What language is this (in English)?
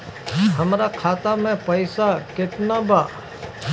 Bhojpuri